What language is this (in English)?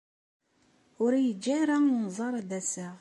Kabyle